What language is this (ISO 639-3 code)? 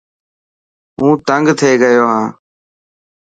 mki